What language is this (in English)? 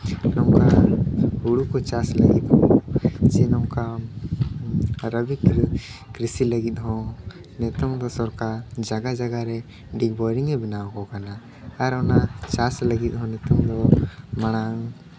Santali